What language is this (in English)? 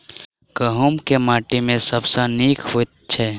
Maithili